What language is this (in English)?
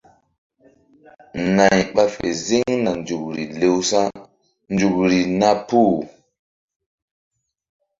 Mbum